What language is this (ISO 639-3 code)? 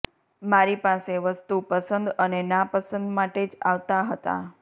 guj